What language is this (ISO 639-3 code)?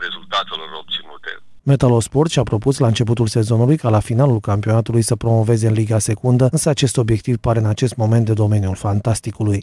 ron